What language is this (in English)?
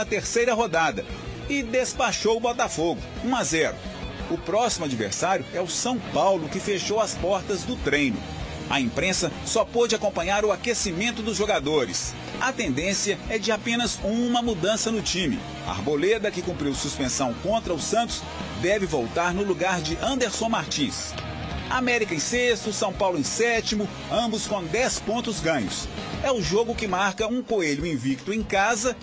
Portuguese